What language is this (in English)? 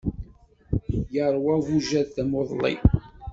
Kabyle